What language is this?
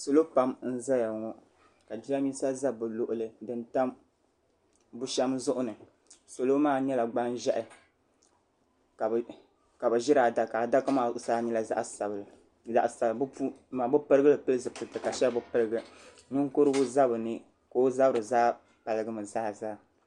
Dagbani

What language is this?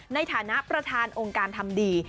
Thai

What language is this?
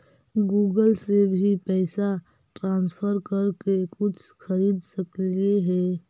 Magahi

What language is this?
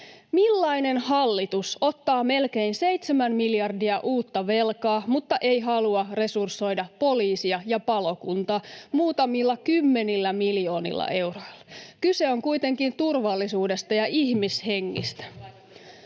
Finnish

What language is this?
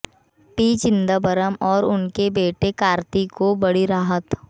Hindi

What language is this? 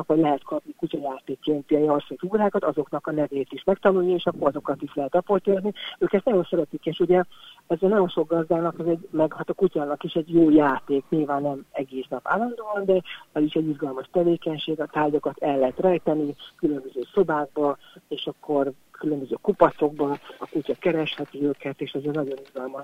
Hungarian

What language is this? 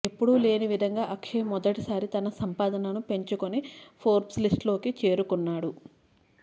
Telugu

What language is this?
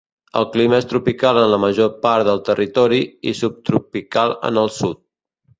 Catalan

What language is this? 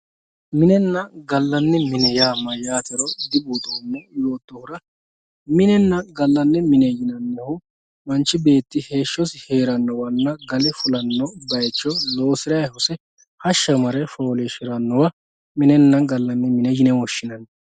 Sidamo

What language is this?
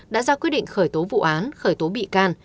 Vietnamese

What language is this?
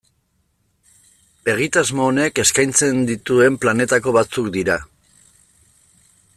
Basque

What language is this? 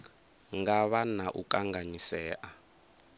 Venda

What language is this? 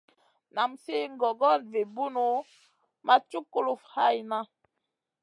Masana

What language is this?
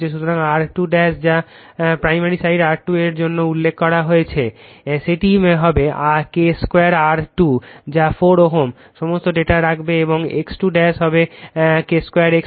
Bangla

